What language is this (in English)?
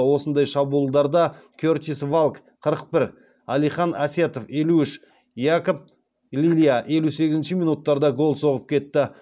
Kazakh